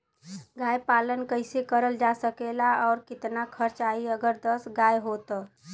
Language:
Bhojpuri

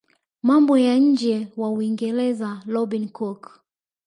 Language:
Swahili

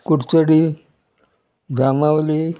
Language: Konkani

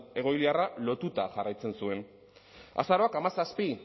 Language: Basque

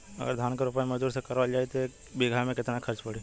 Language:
Bhojpuri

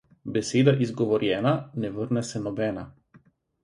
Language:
Slovenian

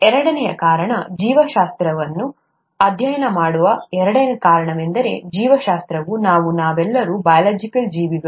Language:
Kannada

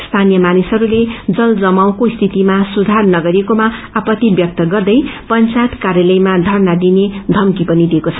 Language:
Nepali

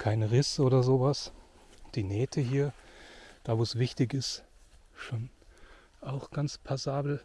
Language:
German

